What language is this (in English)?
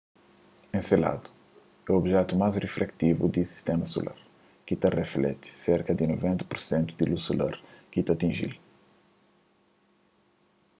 Kabuverdianu